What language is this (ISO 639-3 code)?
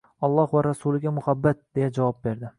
uzb